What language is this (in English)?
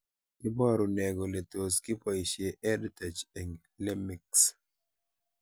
Kalenjin